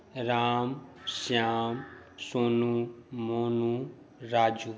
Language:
Maithili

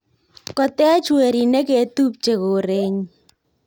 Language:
Kalenjin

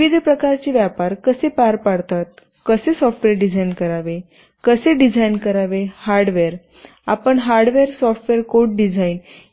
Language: Marathi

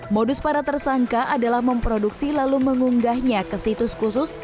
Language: Indonesian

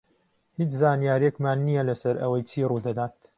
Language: Central Kurdish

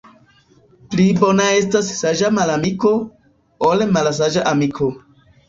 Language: Esperanto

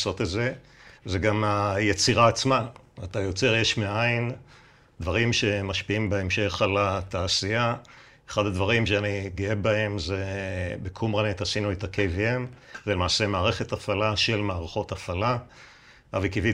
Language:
Hebrew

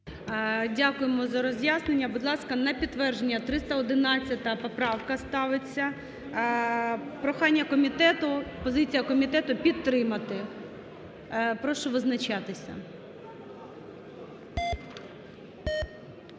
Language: Ukrainian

